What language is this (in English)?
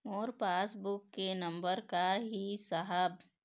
Chhattisgarhi